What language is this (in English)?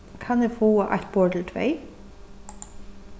Faroese